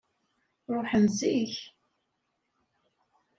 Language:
Kabyle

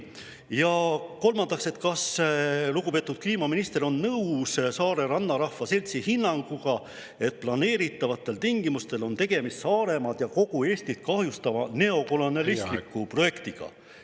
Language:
Estonian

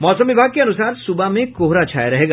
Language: Hindi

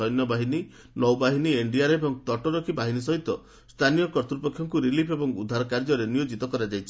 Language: Odia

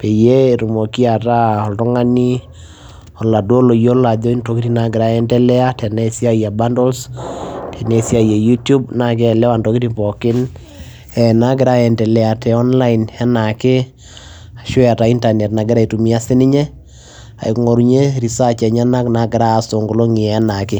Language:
Masai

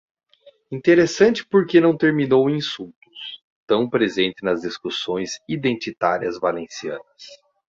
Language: Portuguese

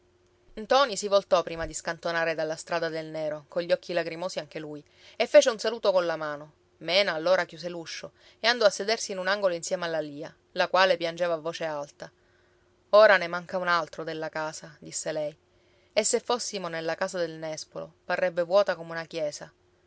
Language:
Italian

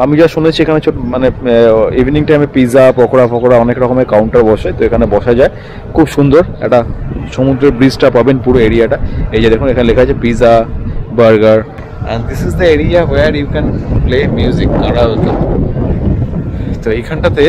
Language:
Bangla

